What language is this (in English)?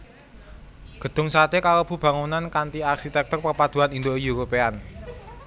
Javanese